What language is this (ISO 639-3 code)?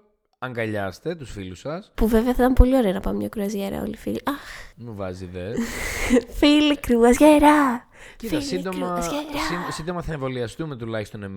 ell